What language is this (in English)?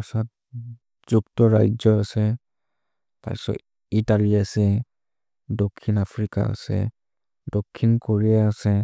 Maria (India)